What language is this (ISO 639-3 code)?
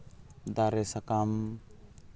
sat